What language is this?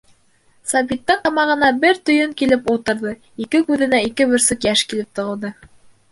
Bashkir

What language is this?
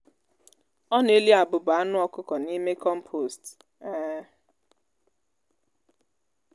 Igbo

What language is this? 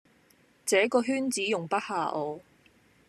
Cantonese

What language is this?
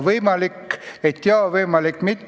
Estonian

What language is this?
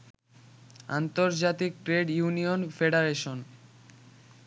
Bangla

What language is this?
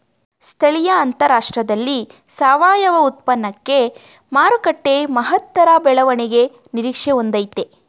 Kannada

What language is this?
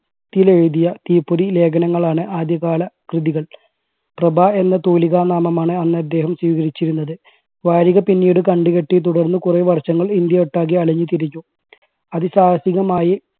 Malayalam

